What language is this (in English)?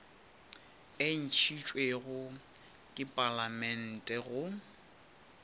Northern Sotho